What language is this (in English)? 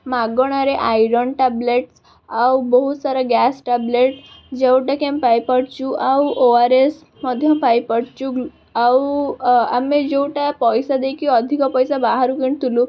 Odia